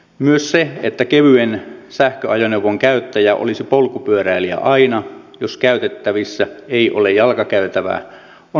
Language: Finnish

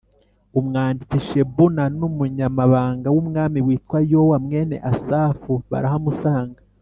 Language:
Kinyarwanda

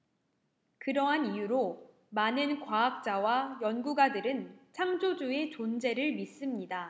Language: Korean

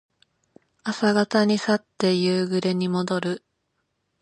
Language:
Japanese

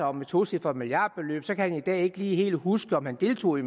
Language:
Danish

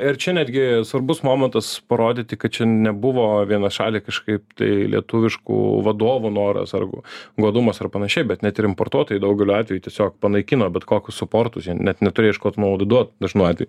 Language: Lithuanian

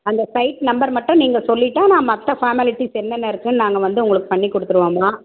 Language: Tamil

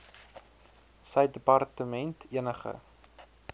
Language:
Afrikaans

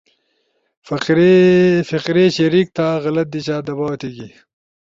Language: Ushojo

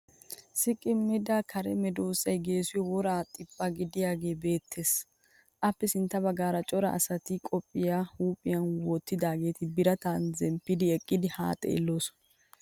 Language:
Wolaytta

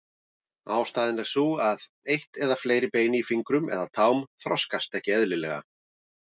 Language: Icelandic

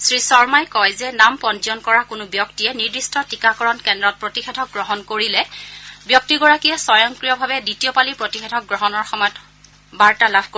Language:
Assamese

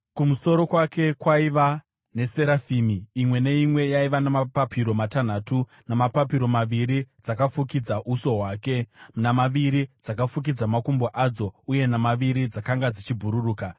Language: Shona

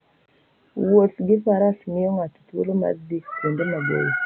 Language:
Luo (Kenya and Tanzania)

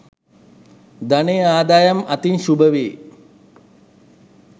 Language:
Sinhala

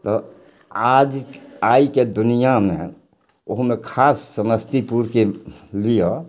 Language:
Maithili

